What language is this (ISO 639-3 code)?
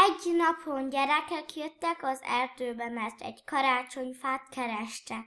hun